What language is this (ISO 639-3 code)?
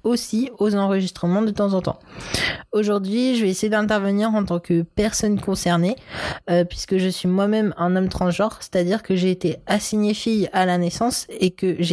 fra